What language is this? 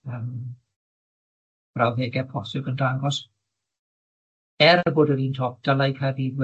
Welsh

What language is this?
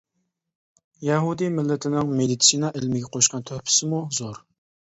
Uyghur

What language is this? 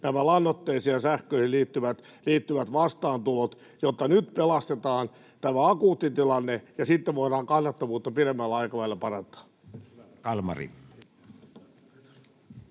Finnish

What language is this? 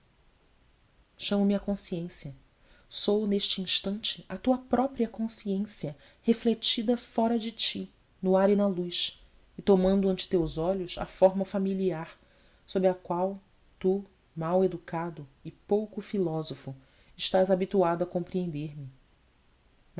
Portuguese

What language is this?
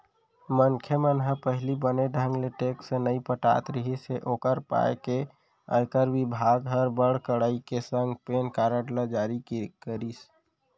Chhattisgarhi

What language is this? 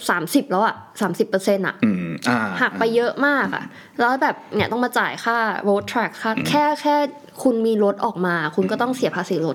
Thai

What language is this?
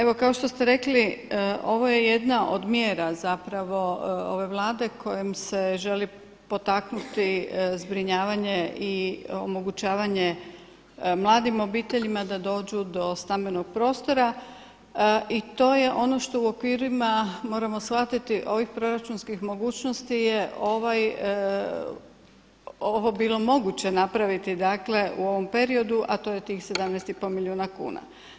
Croatian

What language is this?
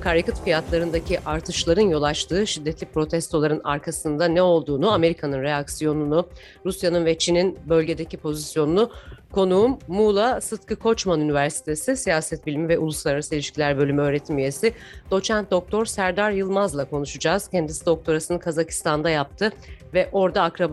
Turkish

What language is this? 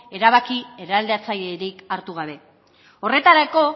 Basque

